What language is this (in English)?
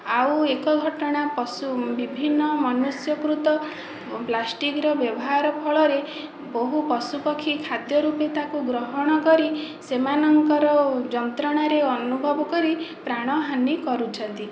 Odia